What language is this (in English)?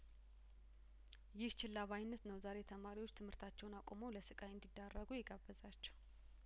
Amharic